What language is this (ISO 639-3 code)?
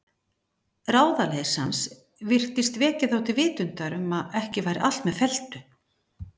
isl